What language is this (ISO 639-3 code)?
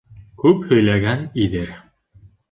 bak